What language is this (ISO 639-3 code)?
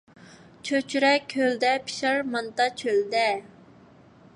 uig